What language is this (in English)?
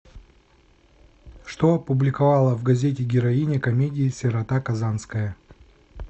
Russian